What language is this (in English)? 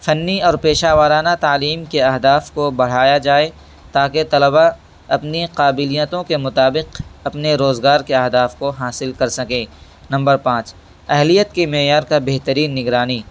Urdu